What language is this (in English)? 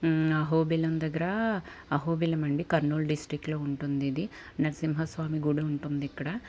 Telugu